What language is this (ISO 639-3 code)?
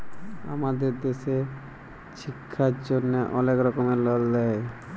ben